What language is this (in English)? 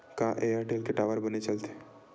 Chhattisgarhi